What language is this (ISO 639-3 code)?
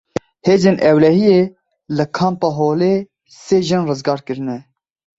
kur